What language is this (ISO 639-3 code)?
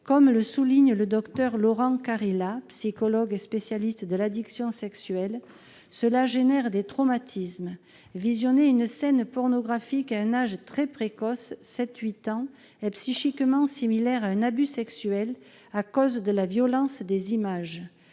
fra